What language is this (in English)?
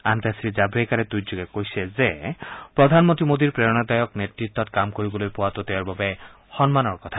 Assamese